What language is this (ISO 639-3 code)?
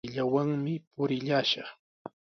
qws